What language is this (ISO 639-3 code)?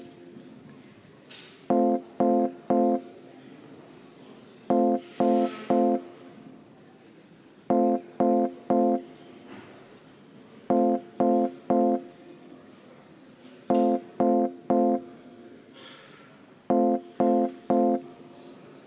est